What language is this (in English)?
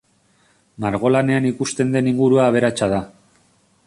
Basque